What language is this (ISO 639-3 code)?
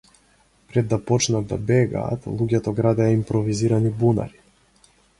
mkd